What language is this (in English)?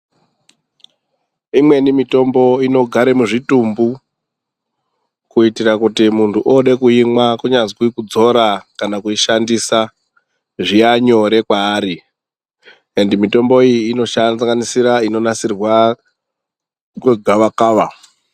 Ndau